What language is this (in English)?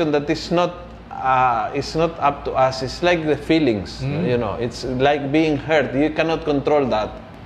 Filipino